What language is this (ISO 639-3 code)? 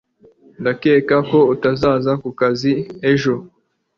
kin